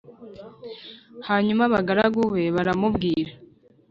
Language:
Kinyarwanda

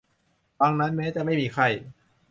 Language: Thai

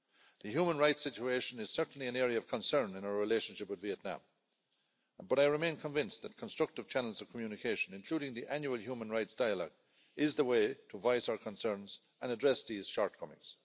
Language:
English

